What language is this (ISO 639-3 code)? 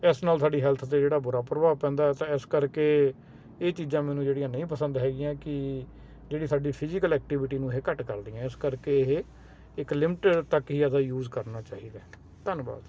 pan